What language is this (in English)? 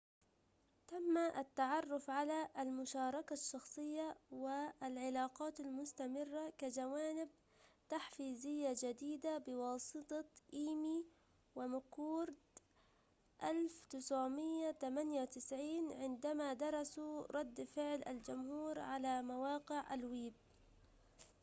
Arabic